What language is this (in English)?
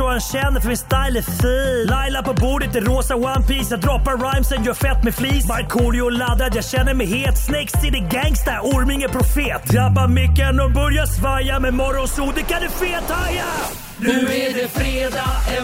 Swedish